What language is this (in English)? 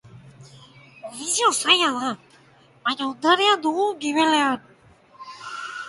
Basque